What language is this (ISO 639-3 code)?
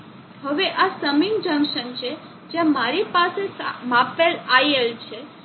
guj